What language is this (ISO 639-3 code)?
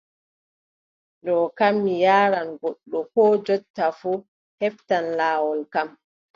fub